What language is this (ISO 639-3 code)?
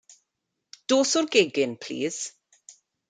cym